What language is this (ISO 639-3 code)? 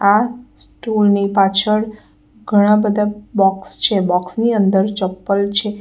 guj